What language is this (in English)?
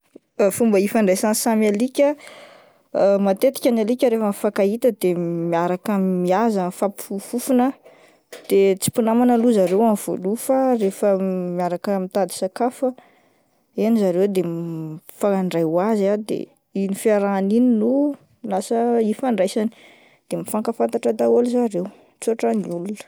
Malagasy